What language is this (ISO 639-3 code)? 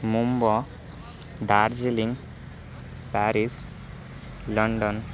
san